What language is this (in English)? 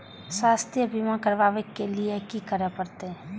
Maithili